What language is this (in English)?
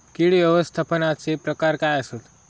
Marathi